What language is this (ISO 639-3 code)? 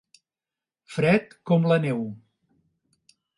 cat